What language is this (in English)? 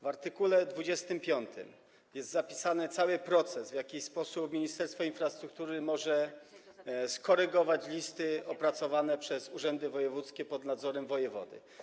Polish